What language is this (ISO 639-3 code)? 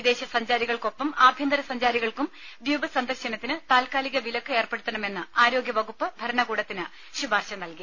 mal